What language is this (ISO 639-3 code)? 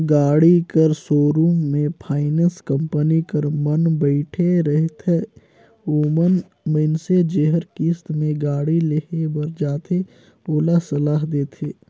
hne